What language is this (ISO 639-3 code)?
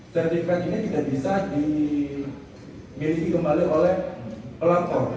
ind